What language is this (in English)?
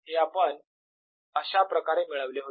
Marathi